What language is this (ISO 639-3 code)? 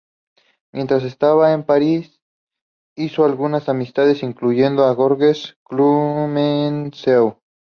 spa